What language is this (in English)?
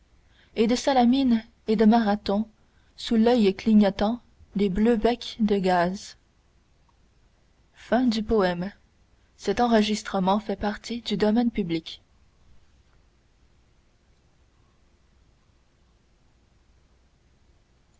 French